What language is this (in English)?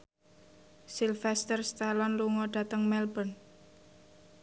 Javanese